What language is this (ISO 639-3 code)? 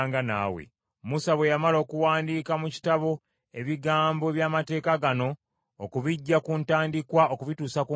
lug